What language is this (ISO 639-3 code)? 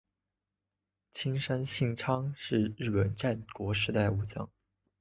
zho